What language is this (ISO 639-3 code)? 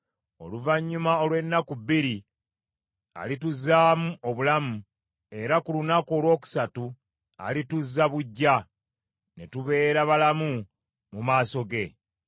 lug